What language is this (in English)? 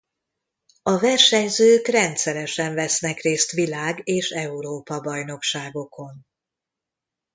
Hungarian